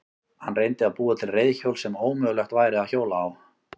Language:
Icelandic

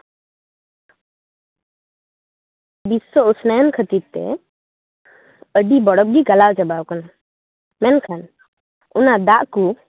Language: Santali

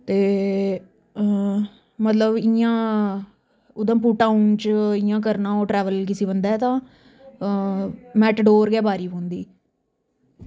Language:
Dogri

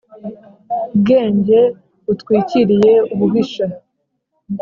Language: Kinyarwanda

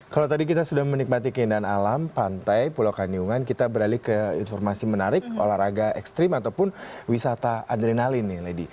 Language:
Indonesian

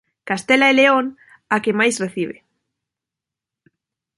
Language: Galician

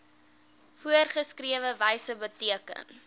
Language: Afrikaans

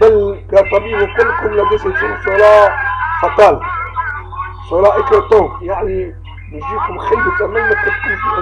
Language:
Arabic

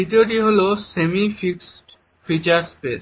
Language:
Bangla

